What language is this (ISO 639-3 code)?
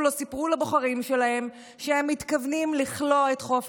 heb